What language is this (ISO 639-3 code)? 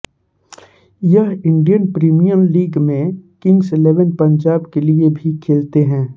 hin